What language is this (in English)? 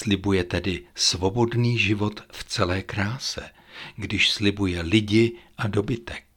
Czech